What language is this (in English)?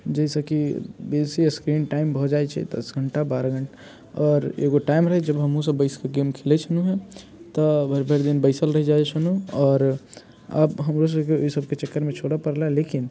Maithili